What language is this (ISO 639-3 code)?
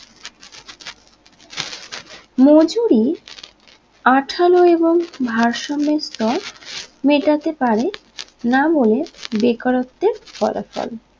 ben